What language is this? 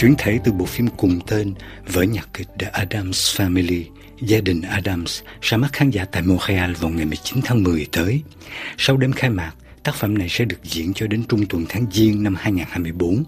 Vietnamese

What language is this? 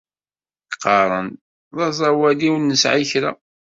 Kabyle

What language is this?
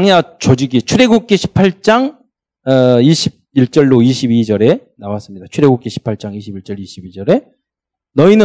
Korean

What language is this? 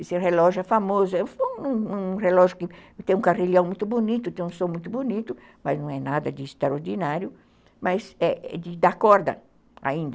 Portuguese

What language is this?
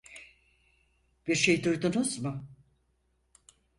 Turkish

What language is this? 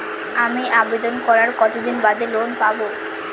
Bangla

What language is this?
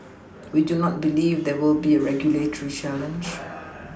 English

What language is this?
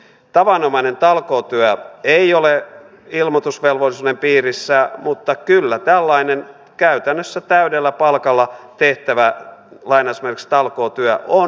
Finnish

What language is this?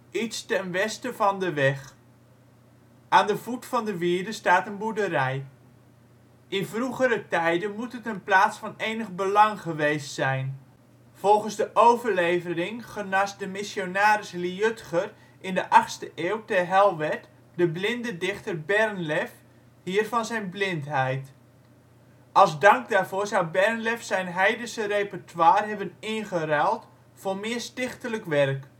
Dutch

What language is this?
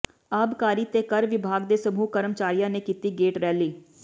Punjabi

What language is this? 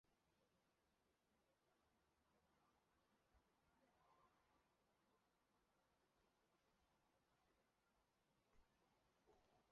Chinese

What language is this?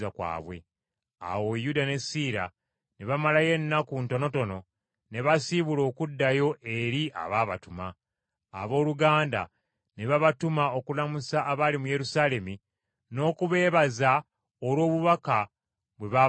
Ganda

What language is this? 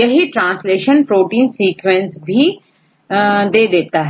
Hindi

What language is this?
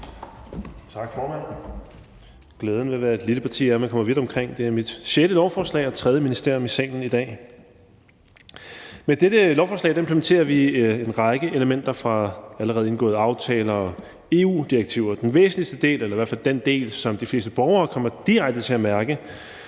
Danish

